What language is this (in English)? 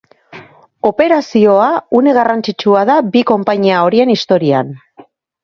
Basque